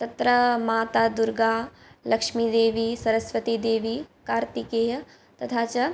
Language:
Sanskrit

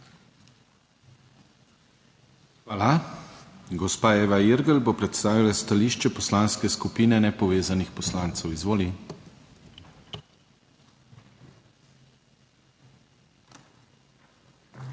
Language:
Slovenian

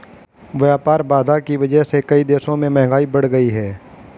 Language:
Hindi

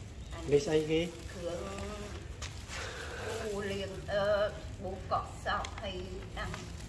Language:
Vietnamese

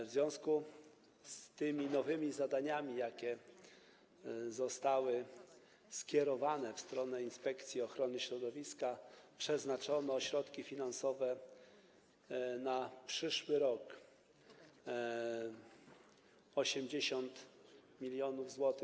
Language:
Polish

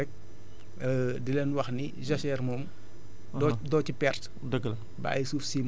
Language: Wolof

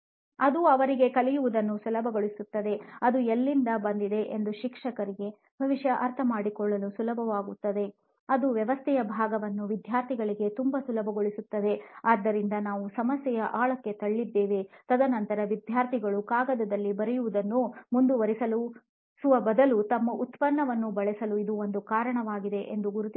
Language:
Kannada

